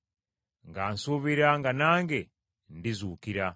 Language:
Ganda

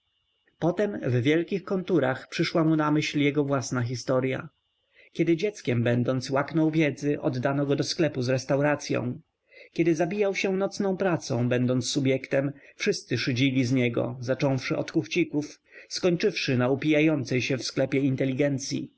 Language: Polish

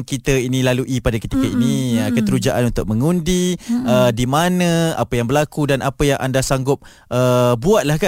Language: Malay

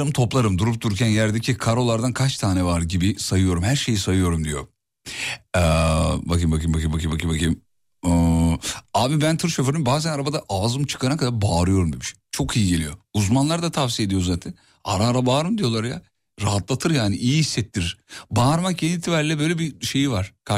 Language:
Turkish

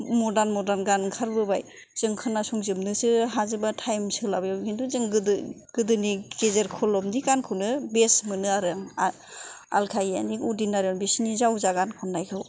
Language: Bodo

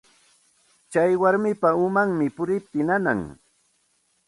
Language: Santa Ana de Tusi Pasco Quechua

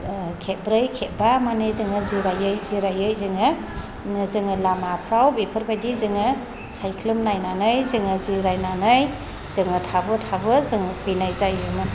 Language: Bodo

